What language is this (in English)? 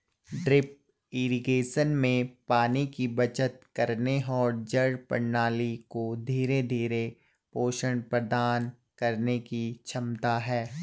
Hindi